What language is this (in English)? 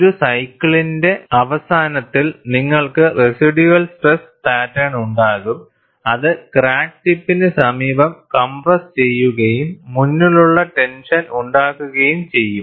Malayalam